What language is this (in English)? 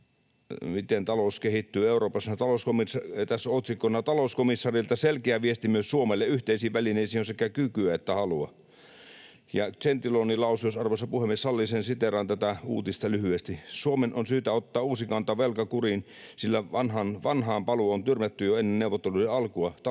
Finnish